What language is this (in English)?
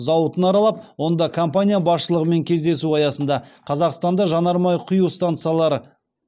Kazakh